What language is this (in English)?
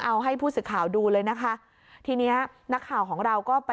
Thai